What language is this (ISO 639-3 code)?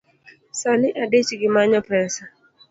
luo